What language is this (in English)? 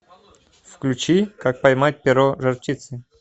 Russian